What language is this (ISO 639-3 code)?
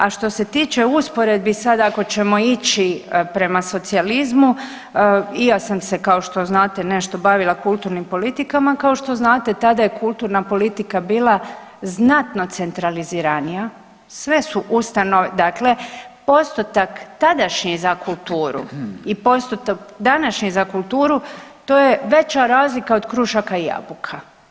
hrv